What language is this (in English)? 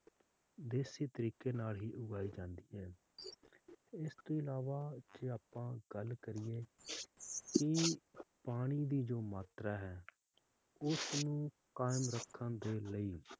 Punjabi